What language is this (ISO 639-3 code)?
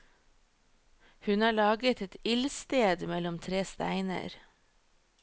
nor